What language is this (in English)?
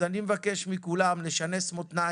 Hebrew